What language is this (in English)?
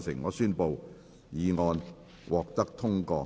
Cantonese